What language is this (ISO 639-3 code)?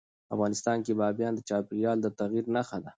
pus